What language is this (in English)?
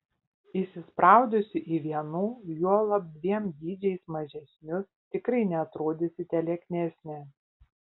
Lithuanian